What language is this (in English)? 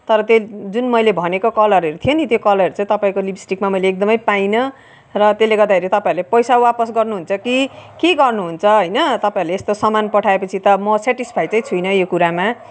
Nepali